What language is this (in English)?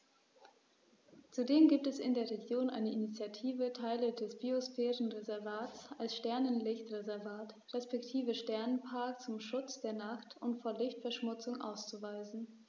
German